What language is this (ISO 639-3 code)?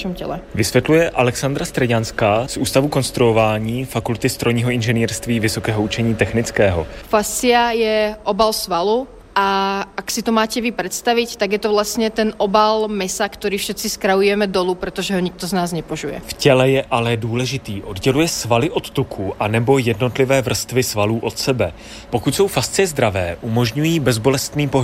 ces